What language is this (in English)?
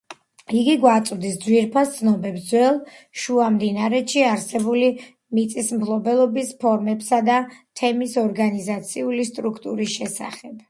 Georgian